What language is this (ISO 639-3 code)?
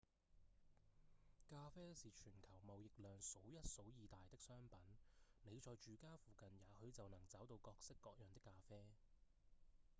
yue